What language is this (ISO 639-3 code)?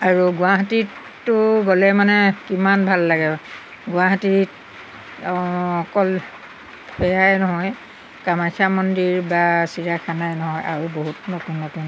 asm